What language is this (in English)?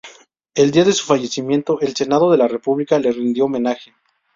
Spanish